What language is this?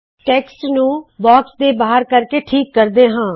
Punjabi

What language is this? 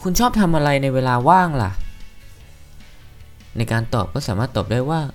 Thai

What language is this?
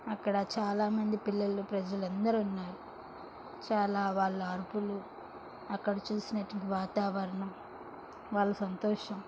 Telugu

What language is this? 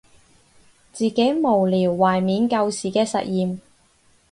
Cantonese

